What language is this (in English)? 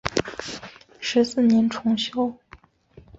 Chinese